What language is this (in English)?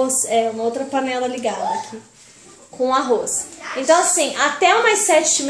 Portuguese